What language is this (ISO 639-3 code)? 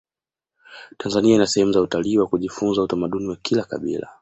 swa